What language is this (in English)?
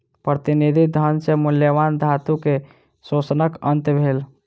Maithili